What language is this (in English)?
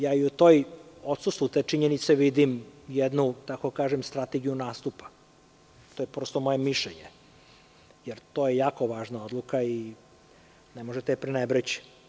Serbian